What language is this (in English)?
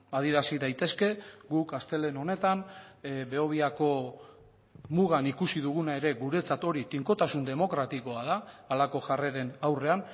Basque